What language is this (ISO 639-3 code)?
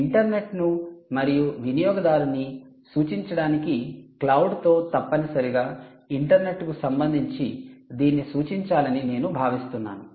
tel